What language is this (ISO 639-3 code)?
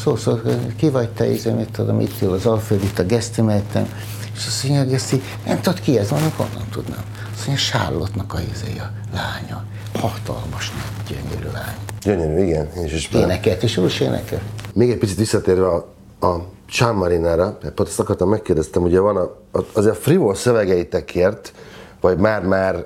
hun